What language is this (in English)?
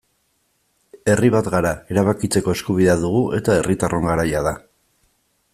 Basque